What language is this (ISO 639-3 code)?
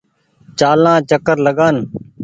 gig